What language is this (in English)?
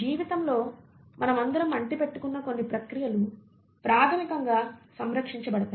Telugu